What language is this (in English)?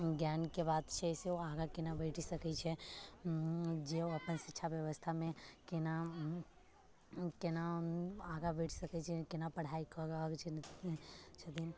Maithili